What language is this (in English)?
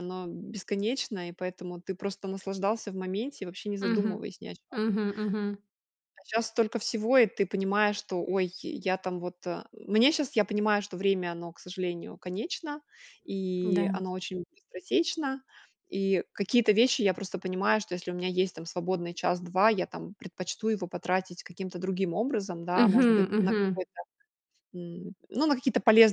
Russian